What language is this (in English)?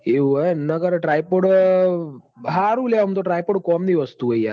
Gujarati